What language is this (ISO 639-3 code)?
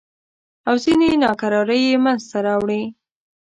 pus